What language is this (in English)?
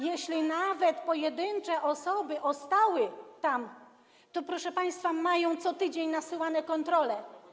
Polish